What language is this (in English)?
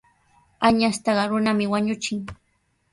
Sihuas Ancash Quechua